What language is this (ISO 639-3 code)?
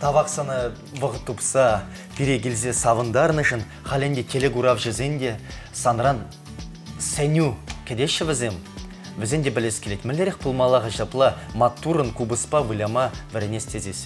rus